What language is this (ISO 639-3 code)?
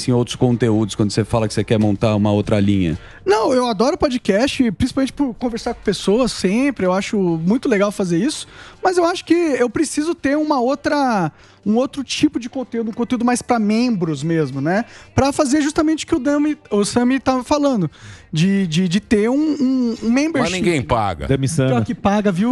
por